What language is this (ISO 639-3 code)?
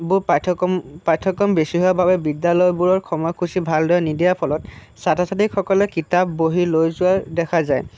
asm